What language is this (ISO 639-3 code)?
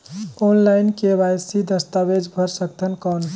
hne